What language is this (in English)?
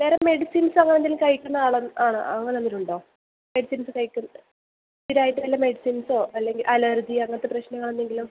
Malayalam